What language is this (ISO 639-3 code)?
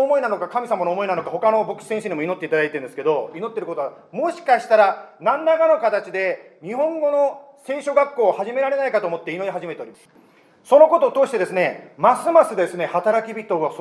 jpn